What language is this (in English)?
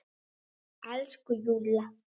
Icelandic